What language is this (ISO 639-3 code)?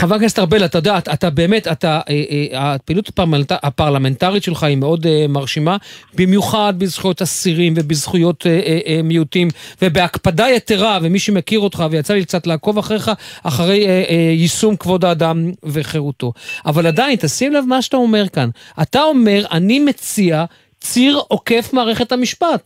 heb